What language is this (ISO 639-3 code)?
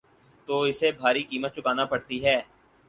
urd